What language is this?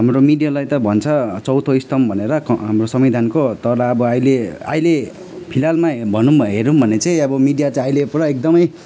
Nepali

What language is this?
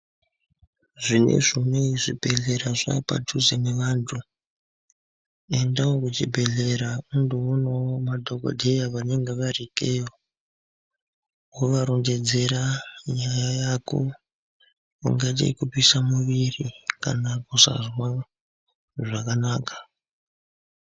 Ndau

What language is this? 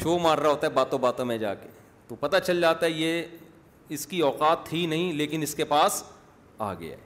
Urdu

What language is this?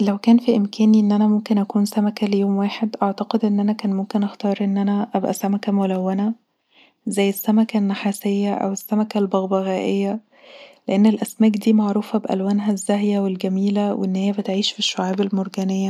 Egyptian Arabic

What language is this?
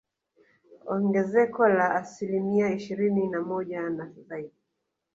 Swahili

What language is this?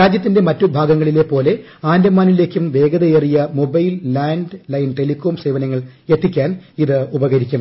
Malayalam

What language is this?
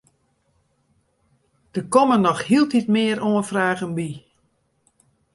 Western Frisian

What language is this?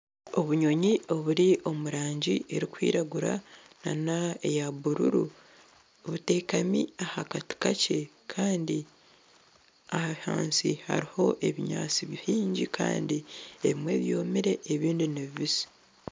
Nyankole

